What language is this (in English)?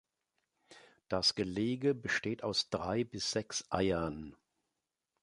German